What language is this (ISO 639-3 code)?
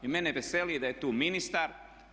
hrv